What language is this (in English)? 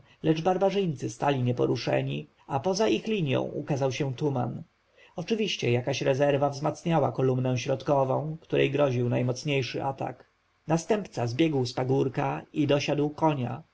Polish